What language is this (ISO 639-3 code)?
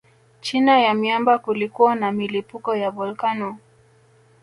swa